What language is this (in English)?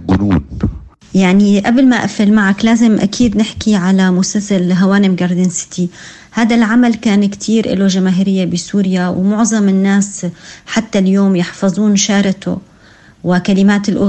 Arabic